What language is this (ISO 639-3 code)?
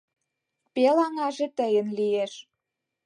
chm